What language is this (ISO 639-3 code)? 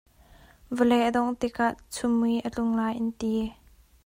cnh